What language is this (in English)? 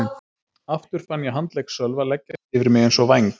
Icelandic